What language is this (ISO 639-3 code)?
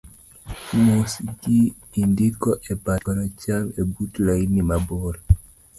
luo